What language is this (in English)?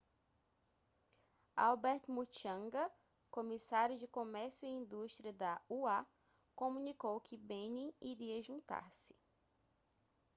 Portuguese